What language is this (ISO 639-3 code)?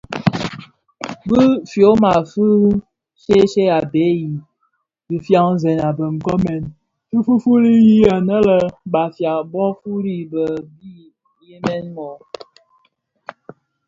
ksf